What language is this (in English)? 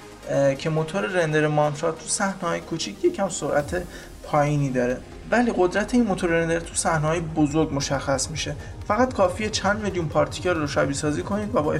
Persian